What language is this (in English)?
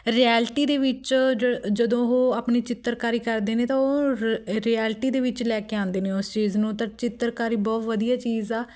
Punjabi